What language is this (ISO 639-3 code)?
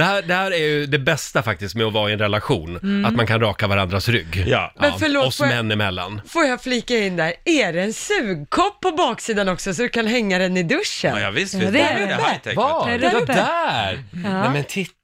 swe